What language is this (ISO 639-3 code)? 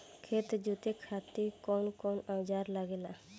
bho